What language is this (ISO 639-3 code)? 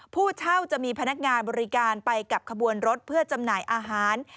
tha